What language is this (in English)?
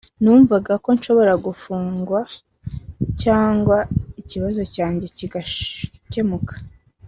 Kinyarwanda